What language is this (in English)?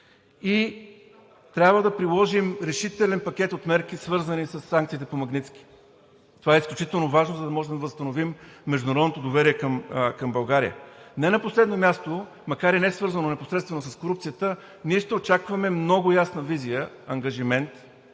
Bulgarian